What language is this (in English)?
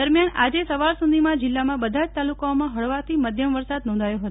Gujarati